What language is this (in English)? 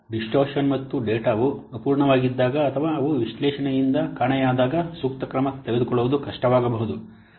Kannada